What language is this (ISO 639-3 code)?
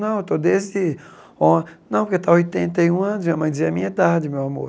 por